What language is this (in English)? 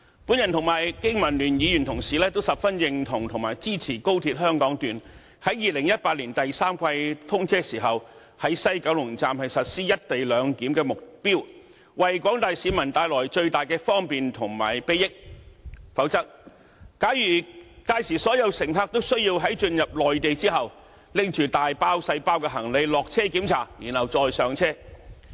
Cantonese